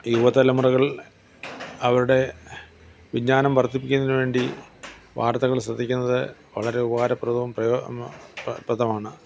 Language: Malayalam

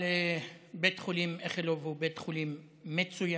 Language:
Hebrew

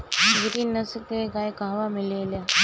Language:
Bhojpuri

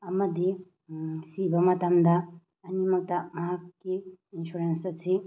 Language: Manipuri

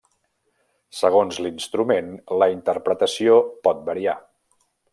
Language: Catalan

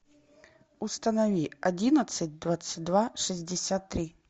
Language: Russian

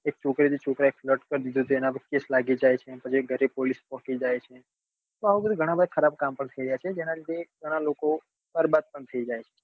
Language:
Gujarati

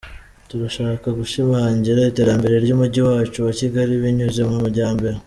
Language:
Kinyarwanda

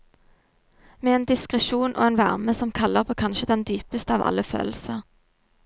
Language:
Norwegian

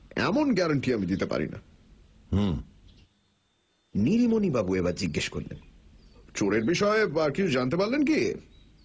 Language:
Bangla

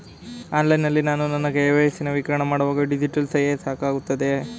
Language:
Kannada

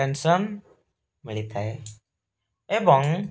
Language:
Odia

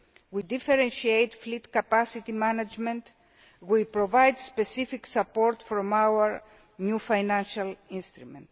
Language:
English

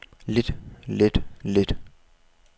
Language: Danish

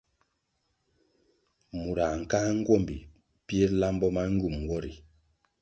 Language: Kwasio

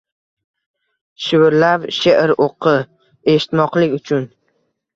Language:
Uzbek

